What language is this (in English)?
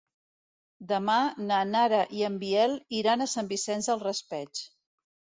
Catalan